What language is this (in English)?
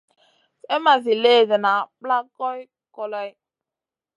Masana